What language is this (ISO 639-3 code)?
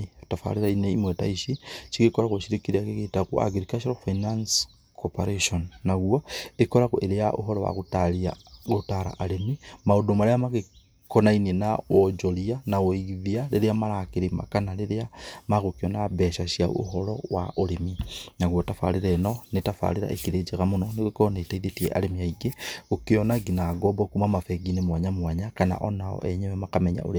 kik